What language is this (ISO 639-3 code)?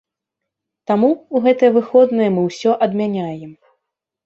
bel